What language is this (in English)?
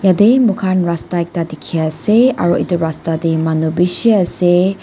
Naga Pidgin